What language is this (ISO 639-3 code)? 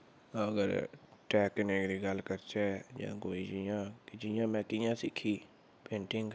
doi